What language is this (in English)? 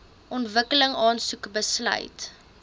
Afrikaans